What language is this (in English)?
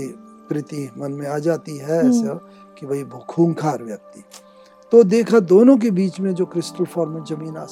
Hindi